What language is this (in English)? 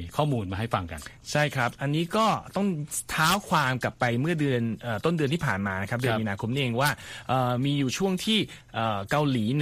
Thai